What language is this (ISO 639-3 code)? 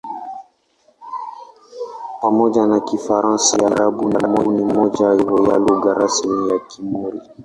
swa